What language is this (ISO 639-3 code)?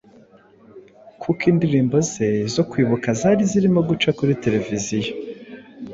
kin